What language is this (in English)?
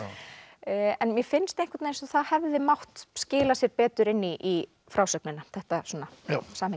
Icelandic